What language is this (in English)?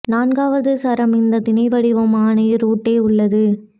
Tamil